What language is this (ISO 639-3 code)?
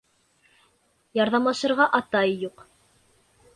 bak